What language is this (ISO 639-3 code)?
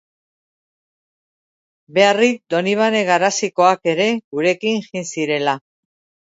eus